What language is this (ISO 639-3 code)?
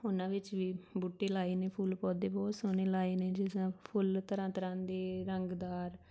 pan